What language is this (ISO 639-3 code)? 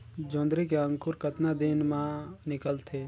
hne